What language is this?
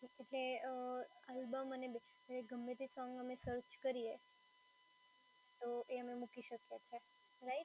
Gujarati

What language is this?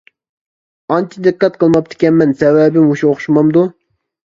Uyghur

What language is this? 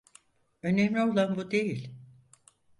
Turkish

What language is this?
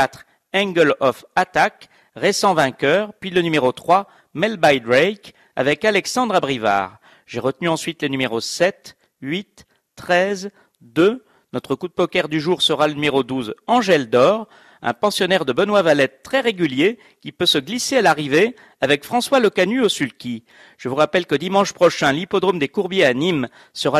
French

